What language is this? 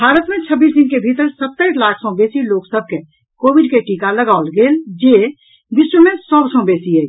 Maithili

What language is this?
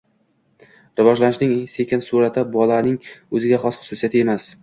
Uzbek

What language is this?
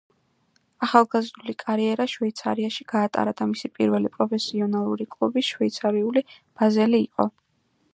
Georgian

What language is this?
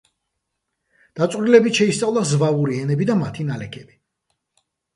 Georgian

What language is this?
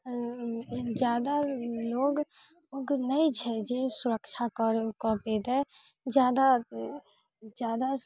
Maithili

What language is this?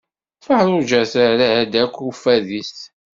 Kabyle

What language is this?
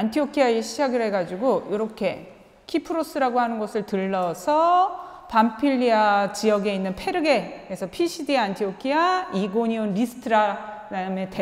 Korean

